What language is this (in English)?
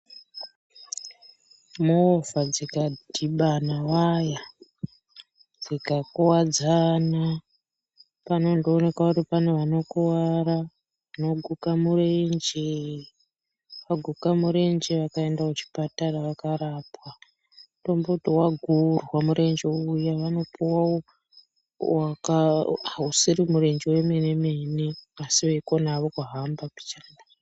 Ndau